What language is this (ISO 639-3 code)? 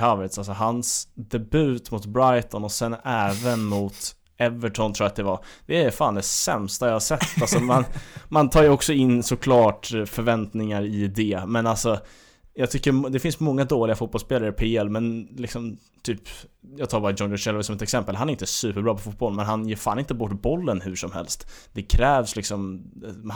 swe